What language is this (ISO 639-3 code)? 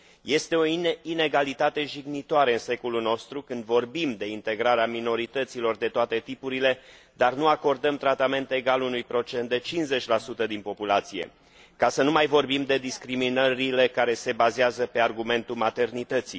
ron